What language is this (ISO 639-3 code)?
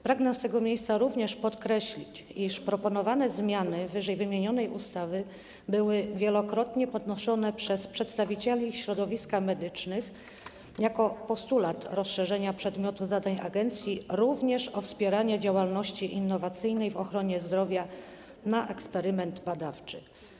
pol